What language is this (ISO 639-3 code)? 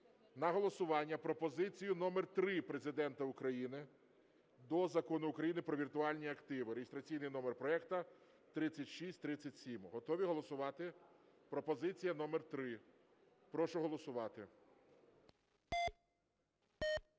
ukr